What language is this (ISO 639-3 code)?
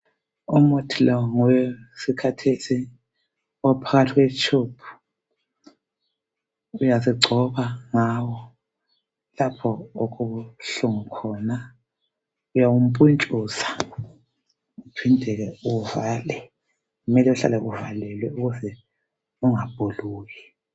nde